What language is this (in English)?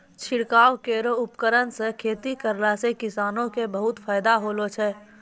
Maithili